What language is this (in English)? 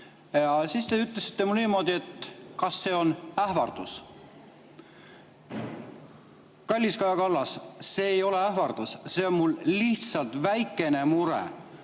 Estonian